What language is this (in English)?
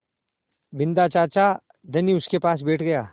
Hindi